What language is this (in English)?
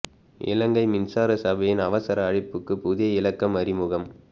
Tamil